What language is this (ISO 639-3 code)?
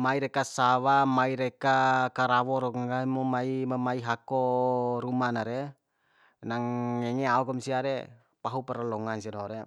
bhp